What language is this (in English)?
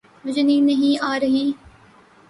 Urdu